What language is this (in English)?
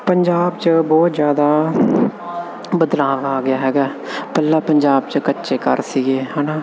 Punjabi